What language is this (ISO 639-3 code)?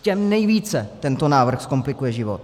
ces